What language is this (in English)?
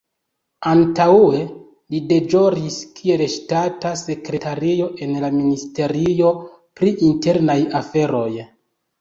Esperanto